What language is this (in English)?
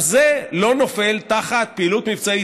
Hebrew